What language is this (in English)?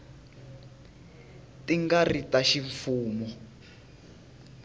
Tsonga